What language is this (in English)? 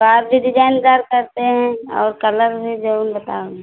Hindi